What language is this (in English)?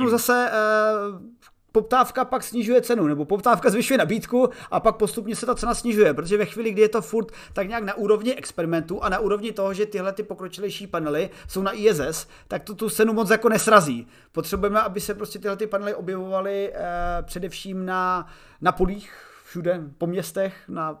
Czech